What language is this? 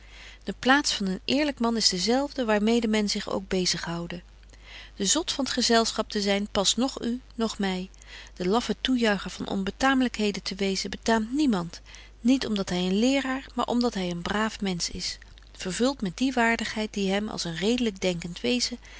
Dutch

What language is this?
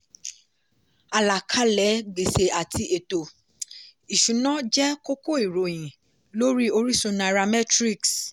Yoruba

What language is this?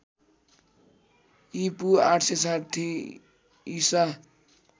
Nepali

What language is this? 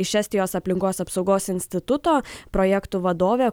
Lithuanian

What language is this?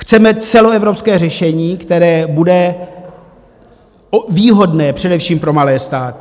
Czech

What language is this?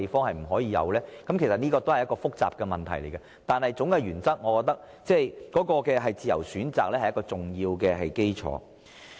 Cantonese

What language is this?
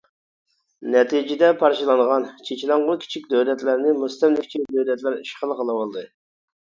Uyghur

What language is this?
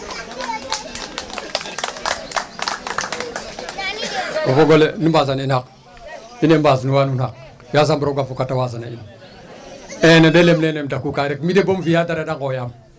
Serer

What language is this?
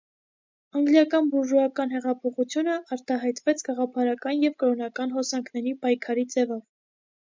Armenian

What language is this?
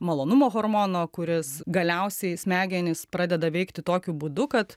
Lithuanian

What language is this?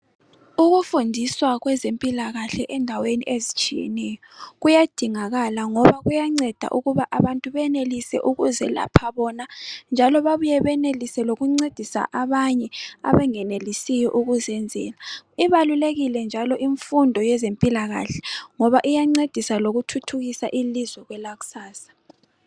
North Ndebele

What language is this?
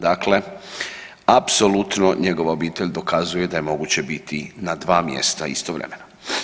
Croatian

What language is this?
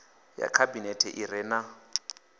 Venda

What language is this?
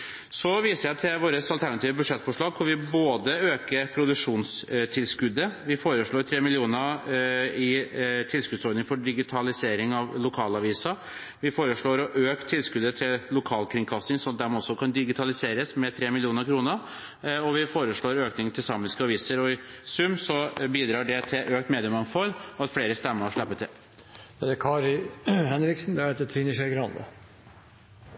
Norwegian Bokmål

